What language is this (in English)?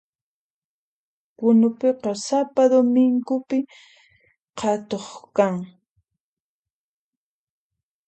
Puno Quechua